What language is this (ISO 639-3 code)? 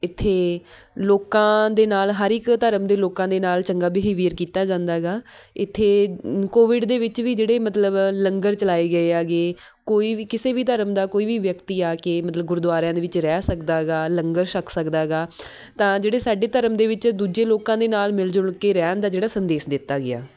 pan